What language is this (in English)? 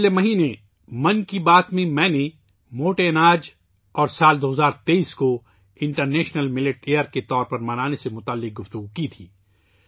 Urdu